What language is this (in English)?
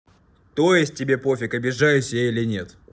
Russian